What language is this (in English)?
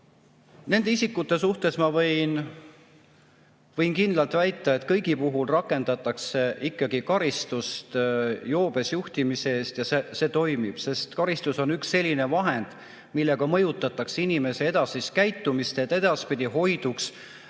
Estonian